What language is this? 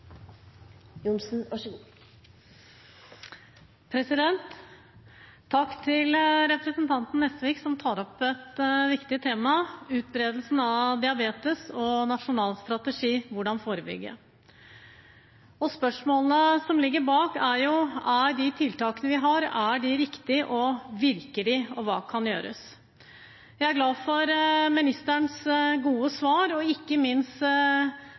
Norwegian Bokmål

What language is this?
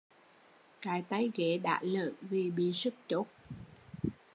Vietnamese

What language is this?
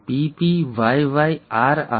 Gujarati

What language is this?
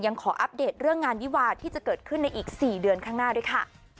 Thai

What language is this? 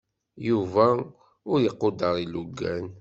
Kabyle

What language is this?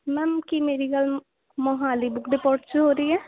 Punjabi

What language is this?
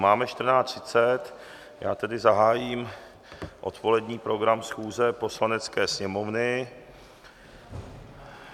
Czech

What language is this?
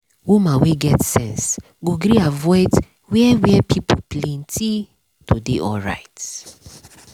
Nigerian Pidgin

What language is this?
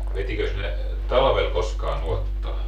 Finnish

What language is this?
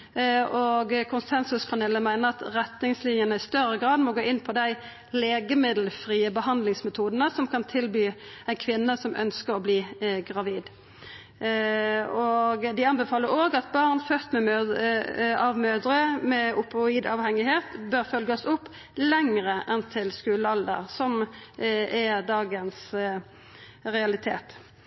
Norwegian Nynorsk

